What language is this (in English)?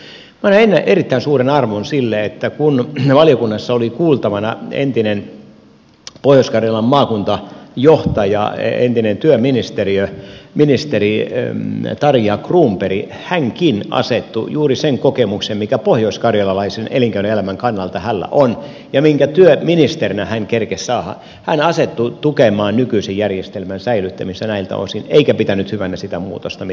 Finnish